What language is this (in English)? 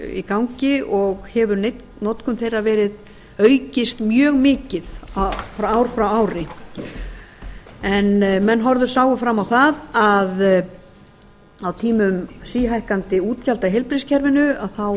Icelandic